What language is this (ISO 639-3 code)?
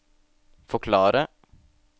nor